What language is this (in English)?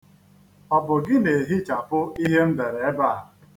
Igbo